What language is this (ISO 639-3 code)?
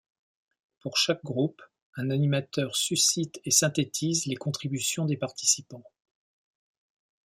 fra